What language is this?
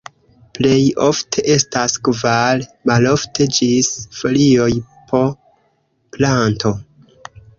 Esperanto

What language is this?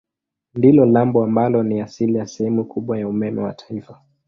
Swahili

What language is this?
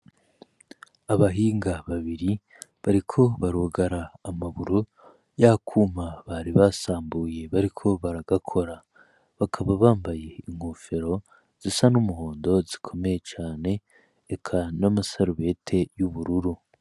Rundi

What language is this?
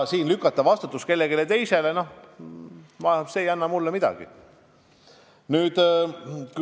Estonian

